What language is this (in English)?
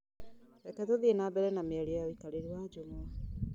Kikuyu